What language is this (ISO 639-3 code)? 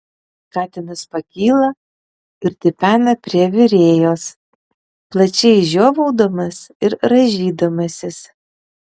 lit